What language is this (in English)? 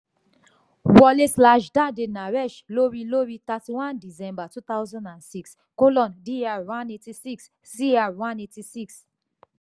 Yoruba